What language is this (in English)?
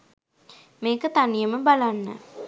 Sinhala